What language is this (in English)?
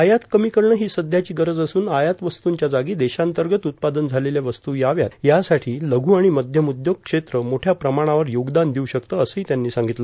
Marathi